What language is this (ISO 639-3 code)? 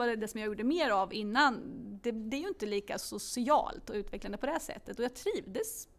swe